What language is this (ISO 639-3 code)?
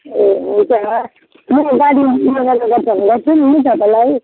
nep